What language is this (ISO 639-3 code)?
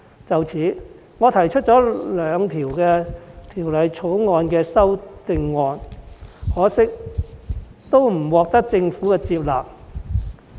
yue